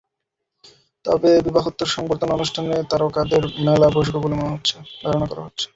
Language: Bangla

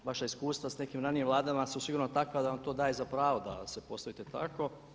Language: Croatian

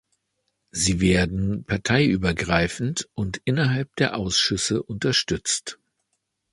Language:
German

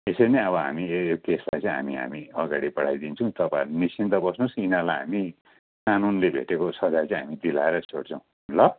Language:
Nepali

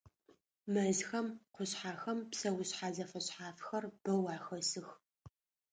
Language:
Adyghe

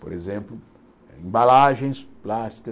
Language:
Portuguese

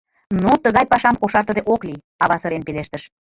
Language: Mari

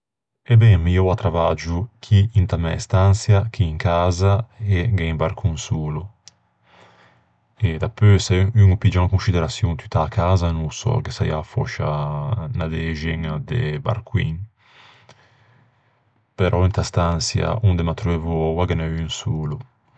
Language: Ligurian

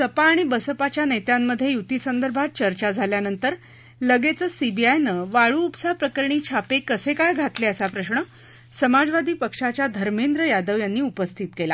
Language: Marathi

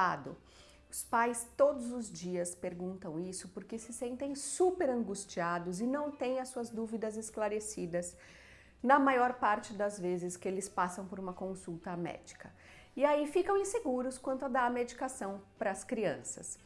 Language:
Portuguese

